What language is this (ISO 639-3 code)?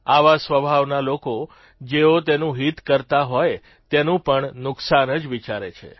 guj